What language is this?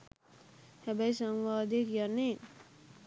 Sinhala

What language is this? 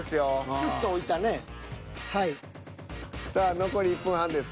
Japanese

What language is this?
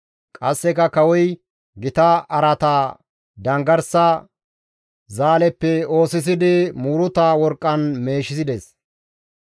Gamo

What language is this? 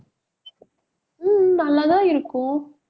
Tamil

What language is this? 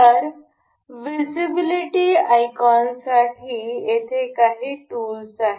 Marathi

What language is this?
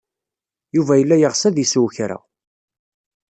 Kabyle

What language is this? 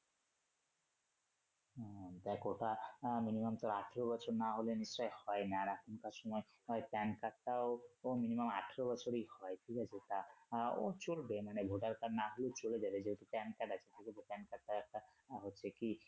Bangla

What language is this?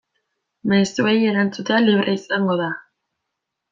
Basque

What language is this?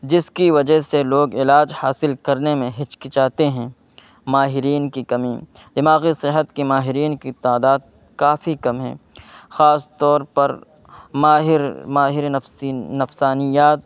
Urdu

